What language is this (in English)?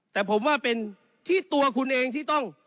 Thai